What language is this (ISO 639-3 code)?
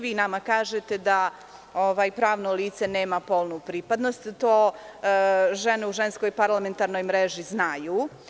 srp